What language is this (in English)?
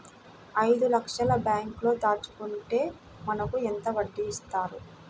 Telugu